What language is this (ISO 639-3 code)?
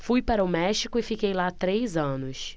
por